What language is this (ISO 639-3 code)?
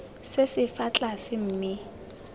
tsn